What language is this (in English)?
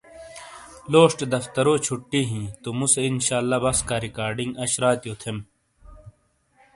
Shina